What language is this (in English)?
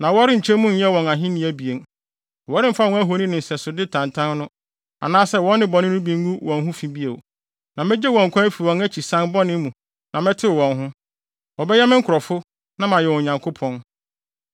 Akan